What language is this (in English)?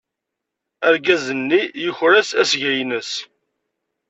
Kabyle